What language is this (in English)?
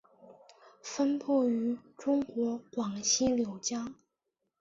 Chinese